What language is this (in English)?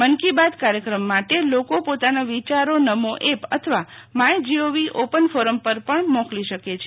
Gujarati